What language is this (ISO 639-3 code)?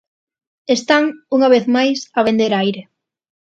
glg